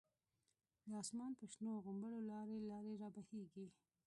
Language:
Pashto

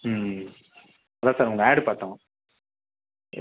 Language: Tamil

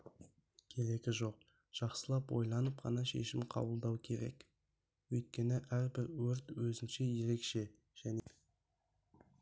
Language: Kazakh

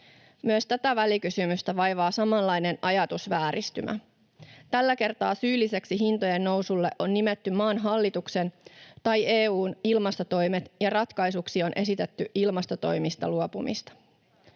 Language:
Finnish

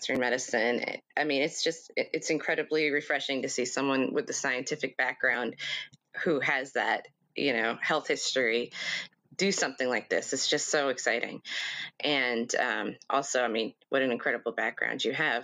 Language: English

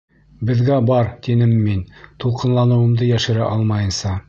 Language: Bashkir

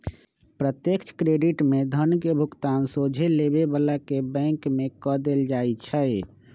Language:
Magahi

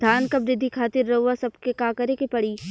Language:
Bhojpuri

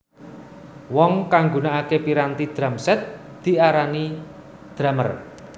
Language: Javanese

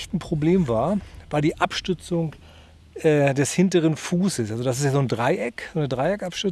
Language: German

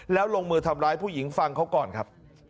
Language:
Thai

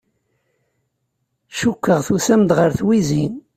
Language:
Kabyle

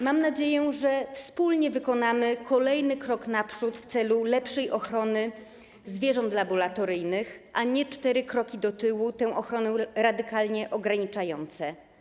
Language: Polish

